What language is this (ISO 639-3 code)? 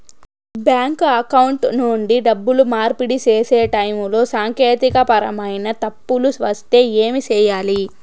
tel